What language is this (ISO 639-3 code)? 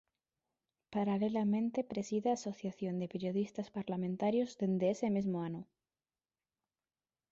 glg